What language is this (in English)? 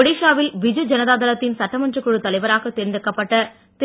Tamil